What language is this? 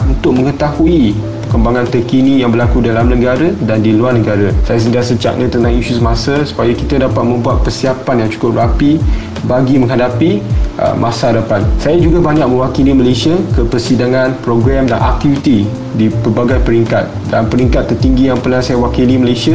Malay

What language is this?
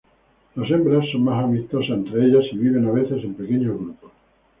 Spanish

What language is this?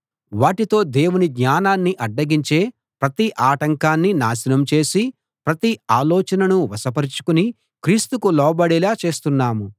Telugu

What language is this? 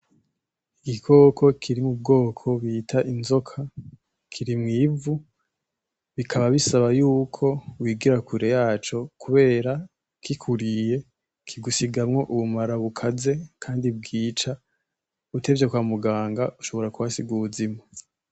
Rundi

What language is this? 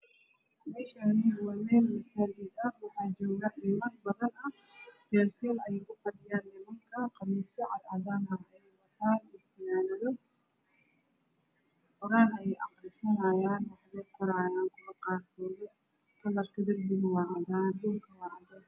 Somali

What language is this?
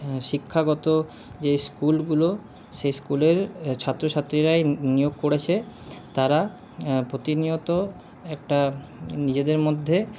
Bangla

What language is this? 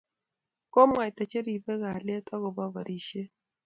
Kalenjin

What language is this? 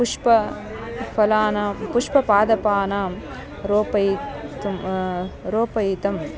Sanskrit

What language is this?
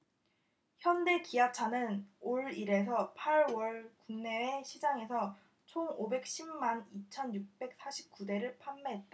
Korean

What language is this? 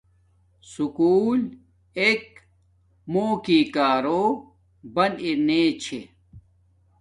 Domaaki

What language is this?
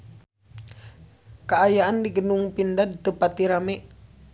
Sundanese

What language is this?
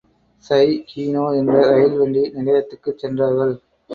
Tamil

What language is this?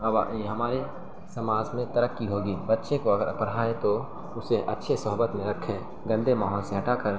Urdu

